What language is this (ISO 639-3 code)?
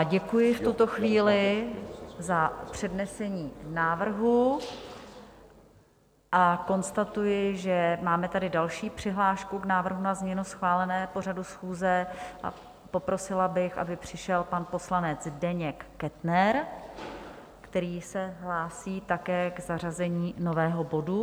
ces